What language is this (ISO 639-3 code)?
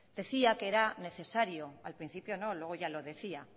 spa